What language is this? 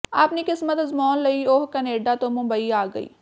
Punjabi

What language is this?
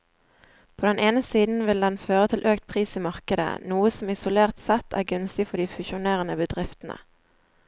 Norwegian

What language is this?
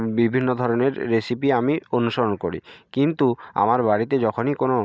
Bangla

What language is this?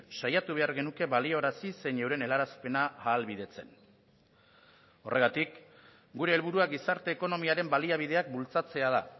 Basque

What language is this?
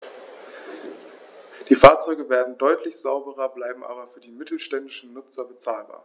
German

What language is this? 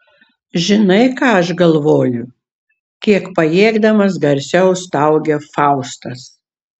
Lithuanian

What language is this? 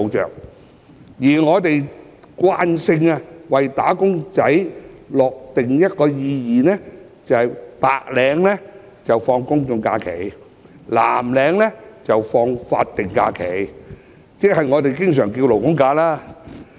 Cantonese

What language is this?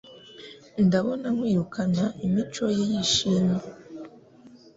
Kinyarwanda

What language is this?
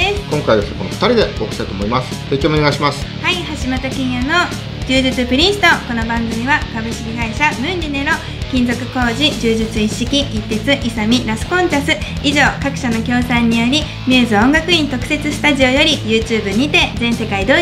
Japanese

